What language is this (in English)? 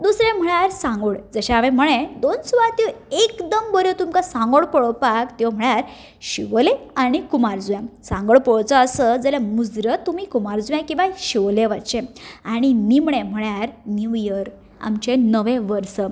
Konkani